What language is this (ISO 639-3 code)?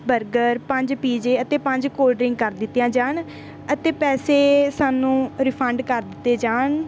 pan